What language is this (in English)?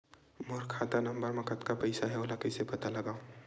Chhattisgarhi